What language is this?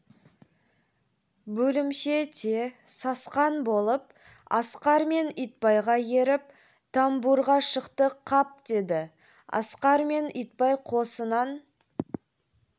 Kazakh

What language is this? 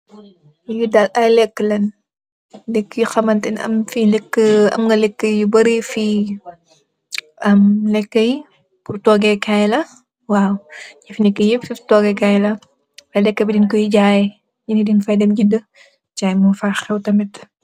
Wolof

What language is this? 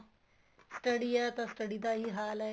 Punjabi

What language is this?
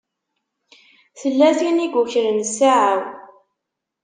Kabyle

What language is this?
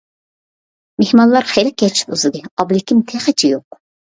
Uyghur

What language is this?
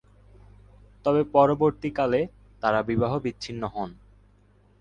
Bangla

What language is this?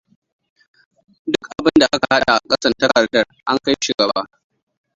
Hausa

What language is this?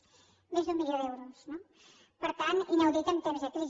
Catalan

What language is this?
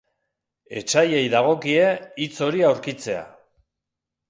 Basque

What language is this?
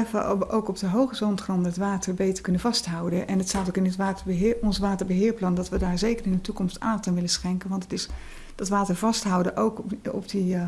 Dutch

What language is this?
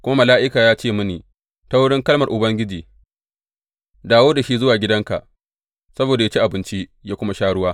Hausa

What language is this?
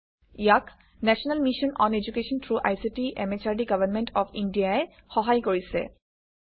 Assamese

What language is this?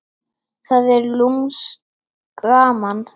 Icelandic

